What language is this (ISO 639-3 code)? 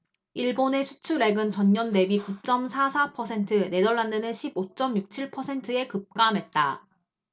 kor